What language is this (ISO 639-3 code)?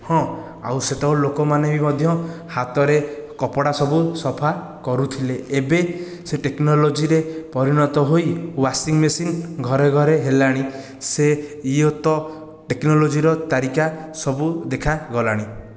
ori